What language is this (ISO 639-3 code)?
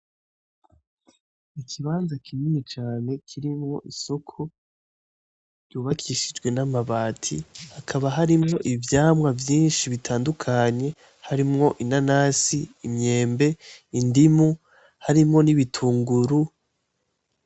run